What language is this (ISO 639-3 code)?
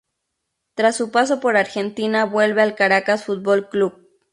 spa